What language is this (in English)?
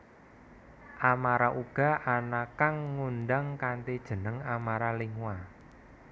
Javanese